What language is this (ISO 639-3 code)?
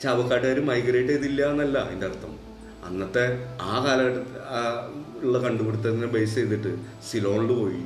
mal